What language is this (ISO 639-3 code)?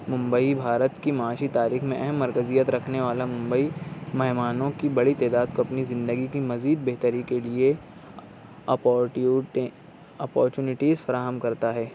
urd